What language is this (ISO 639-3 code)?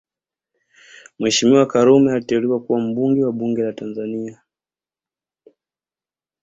swa